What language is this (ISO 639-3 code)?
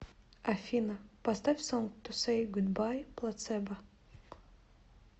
rus